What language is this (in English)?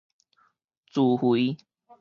Min Nan Chinese